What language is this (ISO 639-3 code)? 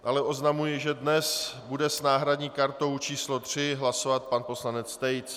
ces